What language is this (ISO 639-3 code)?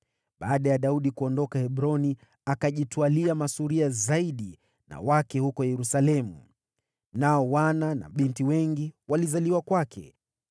swa